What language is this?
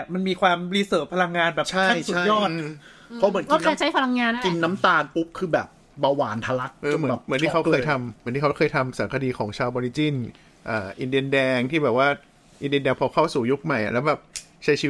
Thai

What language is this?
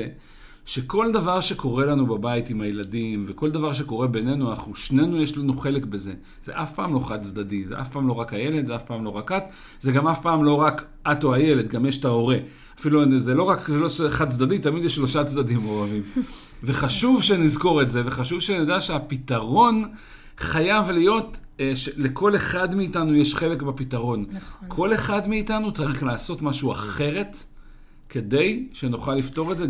Hebrew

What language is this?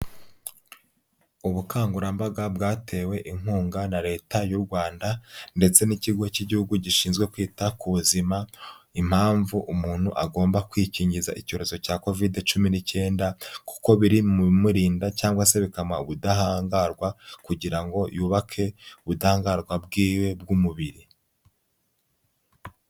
Kinyarwanda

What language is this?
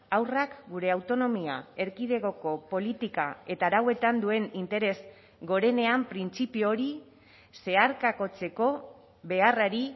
Basque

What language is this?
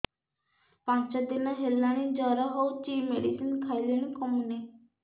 Odia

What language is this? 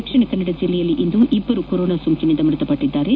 Kannada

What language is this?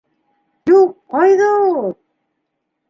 Bashkir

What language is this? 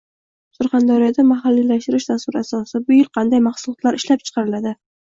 Uzbek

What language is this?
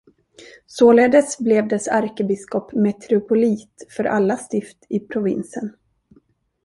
Swedish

